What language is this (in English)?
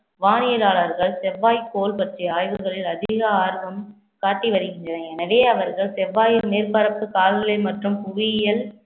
Tamil